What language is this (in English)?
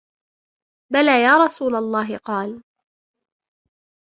Arabic